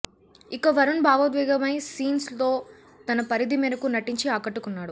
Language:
Telugu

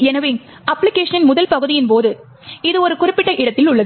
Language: Tamil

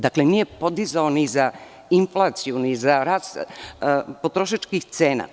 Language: Serbian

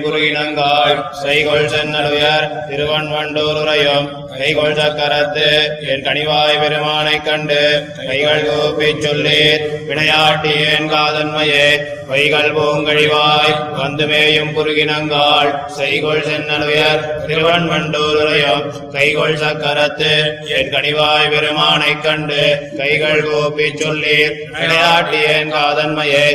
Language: Tamil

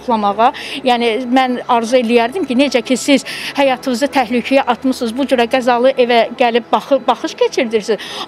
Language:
Turkish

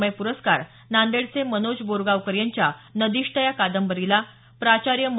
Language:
Marathi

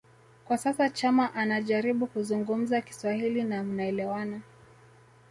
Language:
Swahili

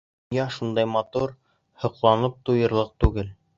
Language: Bashkir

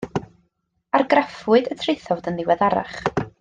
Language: Welsh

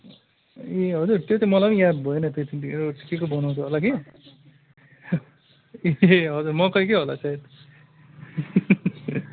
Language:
Nepali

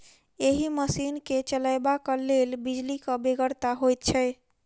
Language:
Maithili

